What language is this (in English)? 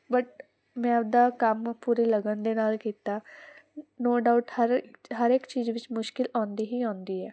Punjabi